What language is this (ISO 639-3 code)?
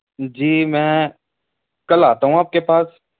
urd